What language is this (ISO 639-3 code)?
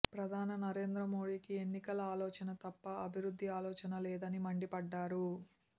tel